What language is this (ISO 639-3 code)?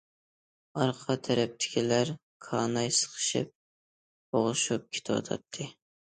uig